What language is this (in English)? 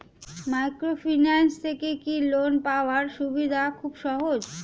Bangla